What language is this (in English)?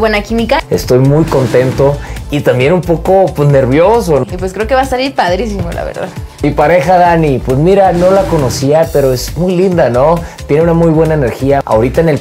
Spanish